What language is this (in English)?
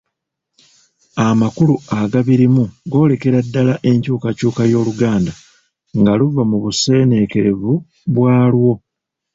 Ganda